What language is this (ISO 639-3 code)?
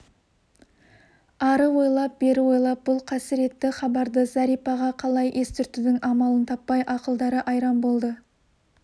kaz